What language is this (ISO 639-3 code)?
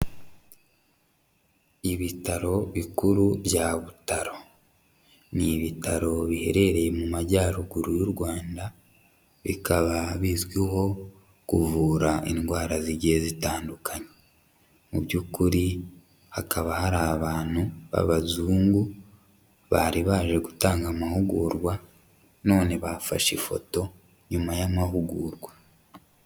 kin